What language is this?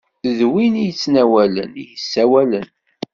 Kabyle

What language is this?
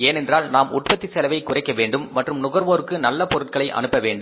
Tamil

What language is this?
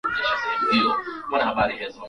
Swahili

